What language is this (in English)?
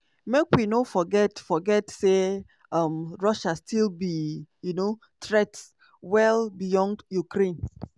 Nigerian Pidgin